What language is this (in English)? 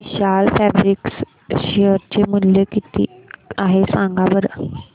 Marathi